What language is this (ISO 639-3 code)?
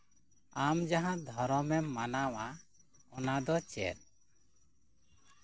sat